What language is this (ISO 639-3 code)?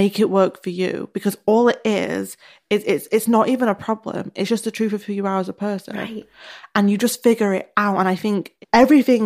eng